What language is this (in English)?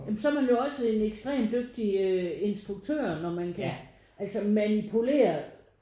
Danish